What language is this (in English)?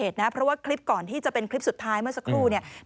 Thai